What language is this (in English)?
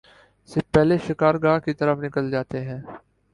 Urdu